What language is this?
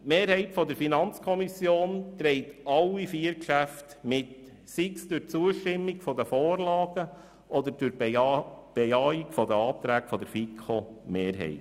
Swiss German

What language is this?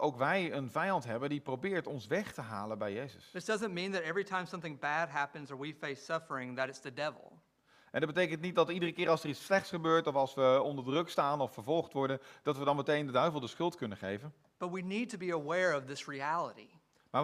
Dutch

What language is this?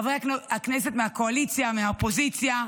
Hebrew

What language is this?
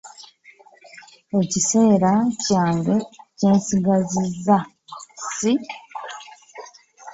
Ganda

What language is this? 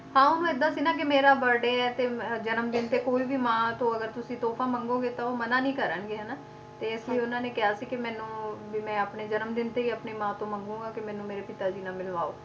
Punjabi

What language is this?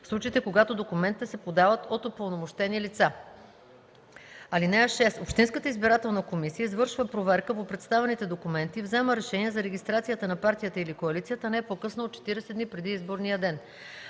Bulgarian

